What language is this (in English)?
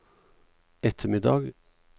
Norwegian